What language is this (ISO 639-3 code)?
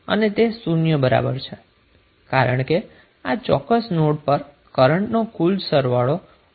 guj